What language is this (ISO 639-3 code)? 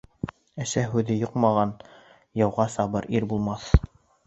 bak